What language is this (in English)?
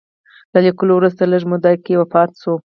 Pashto